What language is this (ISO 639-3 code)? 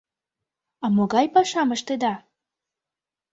chm